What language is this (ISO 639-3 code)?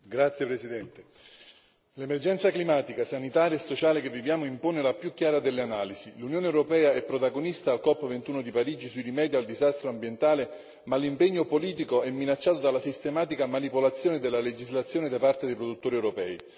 ita